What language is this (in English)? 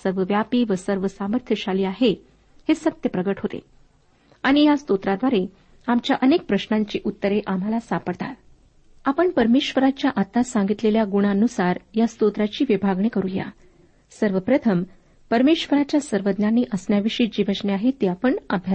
Marathi